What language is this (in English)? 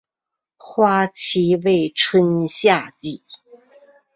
Chinese